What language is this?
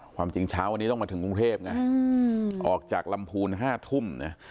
Thai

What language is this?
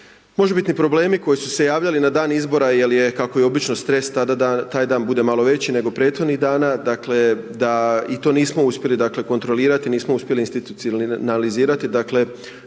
Croatian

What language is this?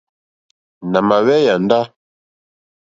Mokpwe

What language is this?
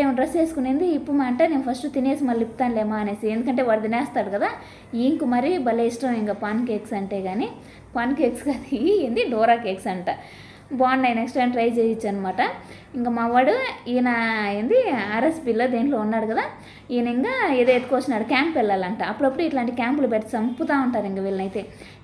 Telugu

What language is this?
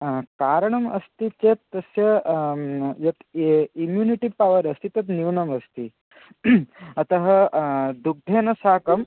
Sanskrit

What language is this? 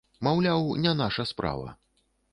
Belarusian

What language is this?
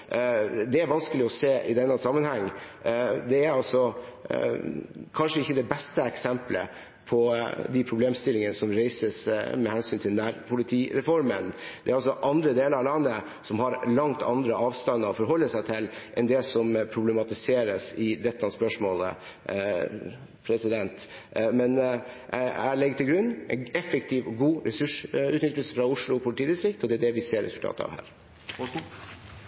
Norwegian Bokmål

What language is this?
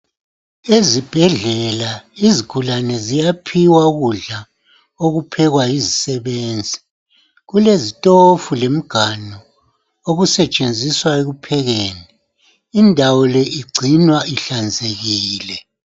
North Ndebele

